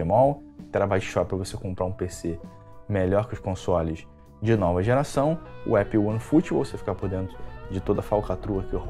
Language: Portuguese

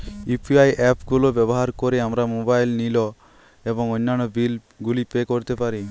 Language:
Bangla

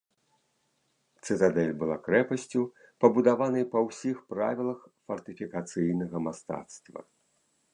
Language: Belarusian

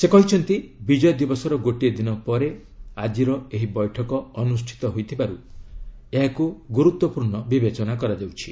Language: Odia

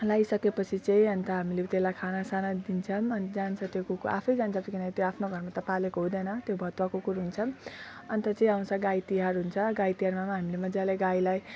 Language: Nepali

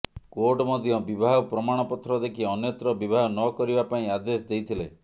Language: Odia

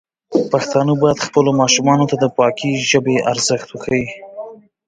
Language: Pashto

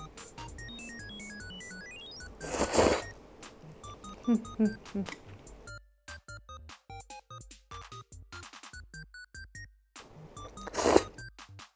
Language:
Japanese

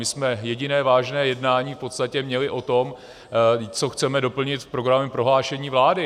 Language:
Czech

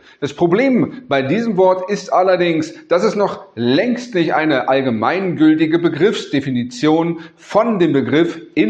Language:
German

